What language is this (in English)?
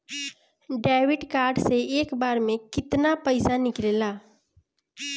Bhojpuri